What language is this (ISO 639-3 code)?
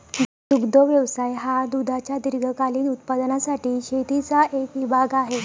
mar